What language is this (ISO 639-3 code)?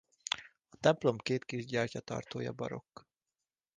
hun